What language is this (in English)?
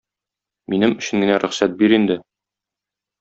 Tatar